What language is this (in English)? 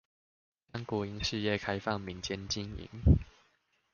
Chinese